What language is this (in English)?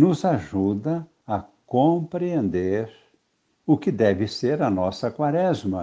Portuguese